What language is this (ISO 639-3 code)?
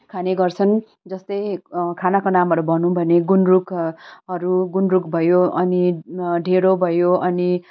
nep